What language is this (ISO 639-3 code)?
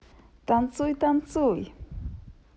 rus